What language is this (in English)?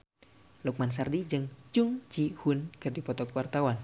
Sundanese